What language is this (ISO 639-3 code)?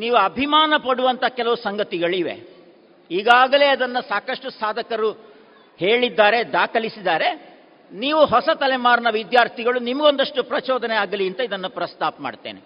kan